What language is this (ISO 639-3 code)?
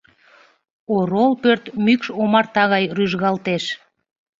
chm